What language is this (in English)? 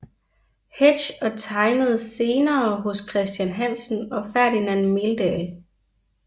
Danish